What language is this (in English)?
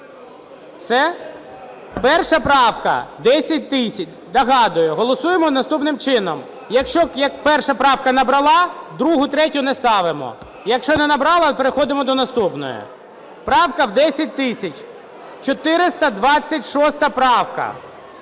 Ukrainian